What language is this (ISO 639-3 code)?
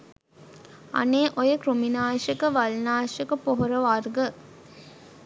sin